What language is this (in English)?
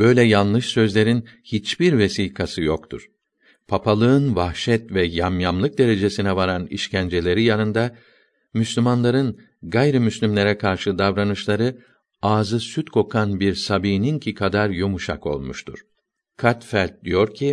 Turkish